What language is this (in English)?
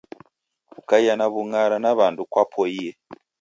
Taita